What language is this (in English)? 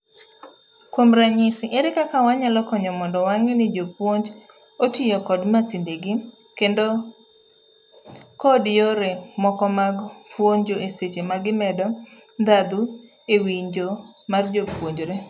Luo (Kenya and Tanzania)